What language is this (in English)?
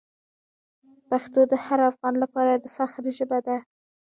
Pashto